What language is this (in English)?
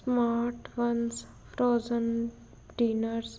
Punjabi